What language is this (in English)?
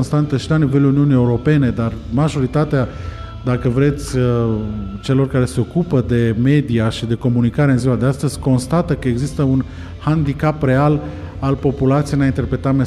Romanian